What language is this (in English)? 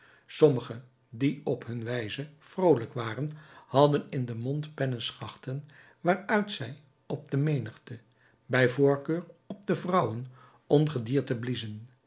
Dutch